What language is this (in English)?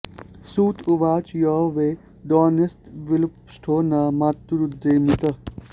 Sanskrit